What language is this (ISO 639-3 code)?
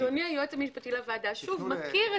heb